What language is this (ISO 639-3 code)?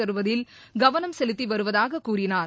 tam